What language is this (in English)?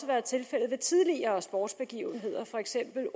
Danish